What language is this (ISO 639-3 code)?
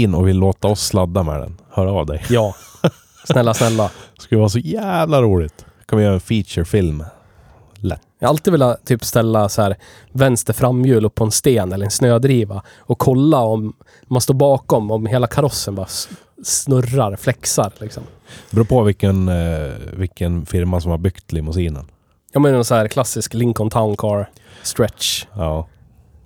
swe